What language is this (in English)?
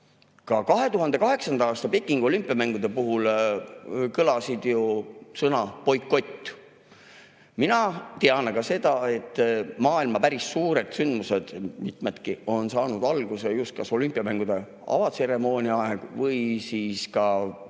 Estonian